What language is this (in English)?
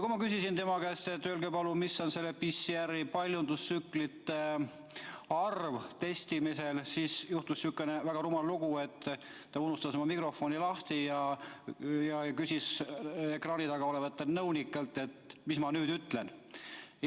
Estonian